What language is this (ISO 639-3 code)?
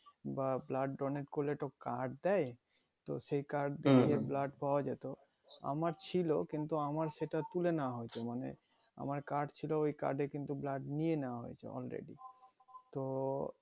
ben